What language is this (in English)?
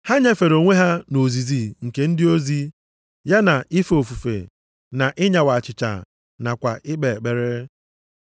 Igbo